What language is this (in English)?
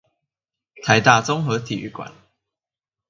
Chinese